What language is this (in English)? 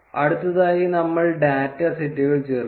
Malayalam